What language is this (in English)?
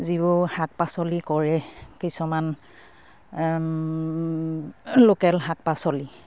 Assamese